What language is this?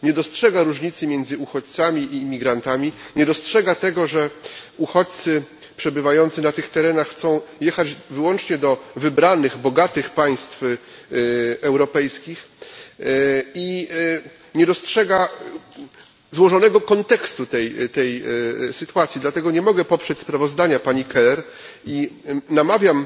Polish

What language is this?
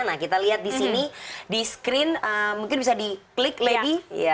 Indonesian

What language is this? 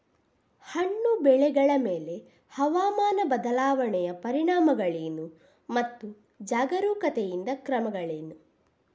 Kannada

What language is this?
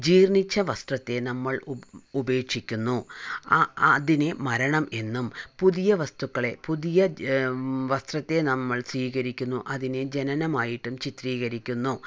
Malayalam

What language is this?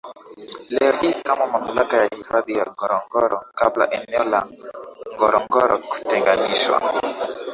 Swahili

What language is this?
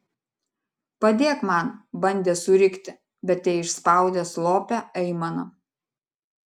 Lithuanian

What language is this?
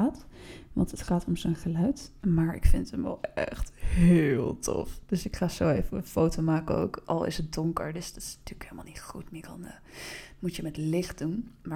Dutch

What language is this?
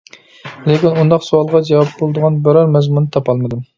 Uyghur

